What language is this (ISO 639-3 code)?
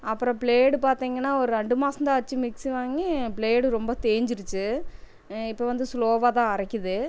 tam